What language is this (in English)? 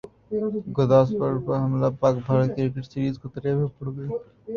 Urdu